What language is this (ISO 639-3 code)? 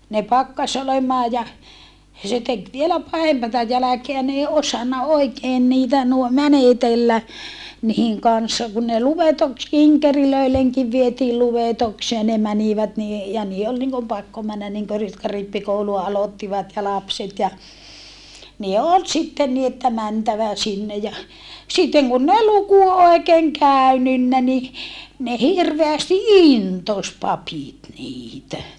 fin